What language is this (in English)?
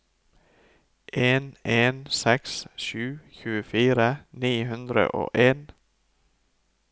Norwegian